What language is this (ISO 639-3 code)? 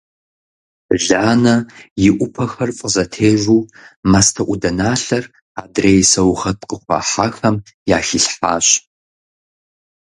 kbd